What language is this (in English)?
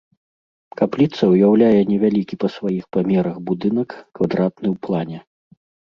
Belarusian